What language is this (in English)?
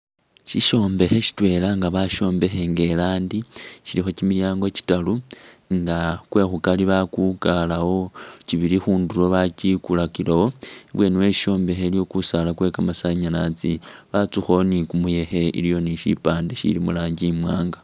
Masaaba